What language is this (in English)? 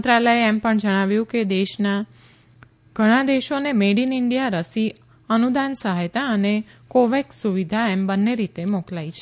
Gujarati